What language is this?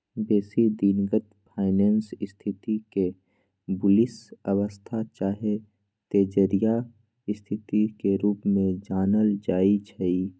Magahi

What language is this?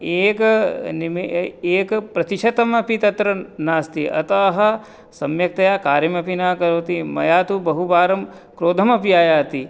Sanskrit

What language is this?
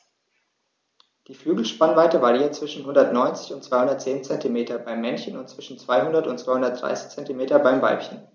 German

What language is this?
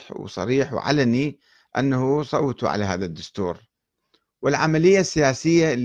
Arabic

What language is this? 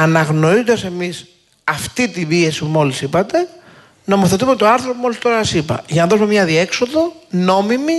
Greek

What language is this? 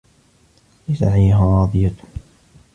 Arabic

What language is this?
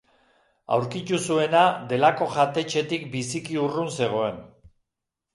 Basque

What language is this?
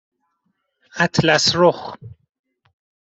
Persian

